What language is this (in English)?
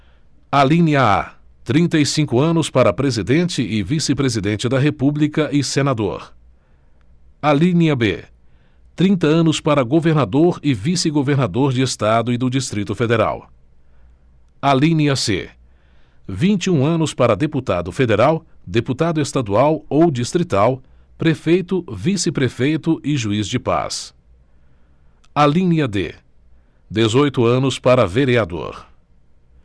Portuguese